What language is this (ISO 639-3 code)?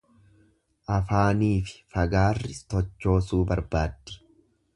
orm